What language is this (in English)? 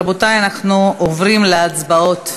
Hebrew